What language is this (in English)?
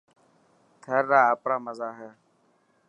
Dhatki